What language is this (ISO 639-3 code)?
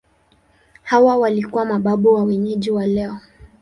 swa